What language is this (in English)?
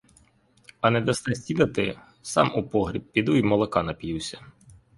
Ukrainian